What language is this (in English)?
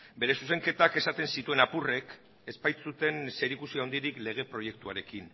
Basque